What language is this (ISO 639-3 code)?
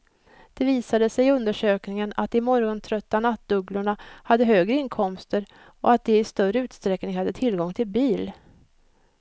swe